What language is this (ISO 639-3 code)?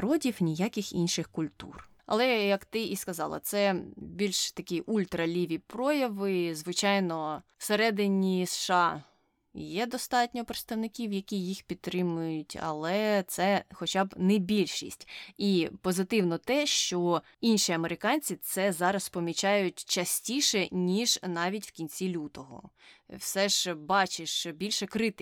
ukr